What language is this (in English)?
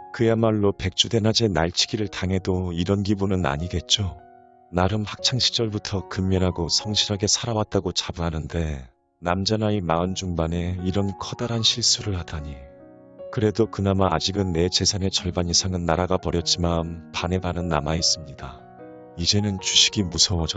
Korean